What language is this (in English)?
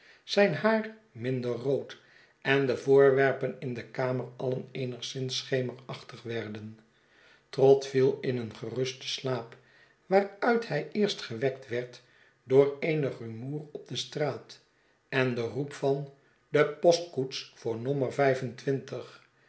Dutch